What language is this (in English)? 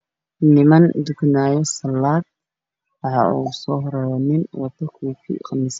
Somali